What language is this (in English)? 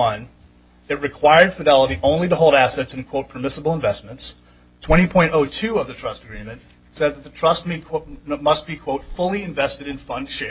English